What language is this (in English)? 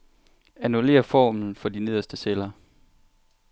Danish